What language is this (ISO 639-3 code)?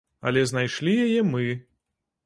bel